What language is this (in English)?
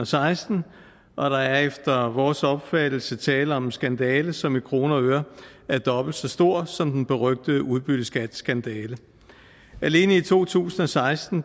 Danish